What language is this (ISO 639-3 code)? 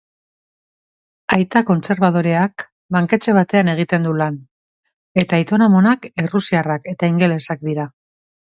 eus